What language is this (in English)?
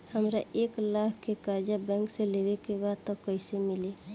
Bhojpuri